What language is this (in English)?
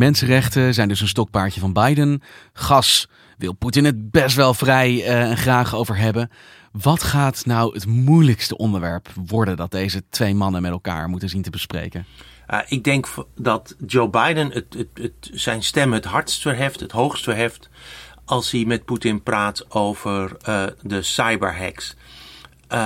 Dutch